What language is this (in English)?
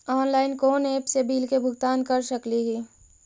Magahi